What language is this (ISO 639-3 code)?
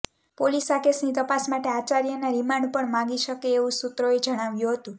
guj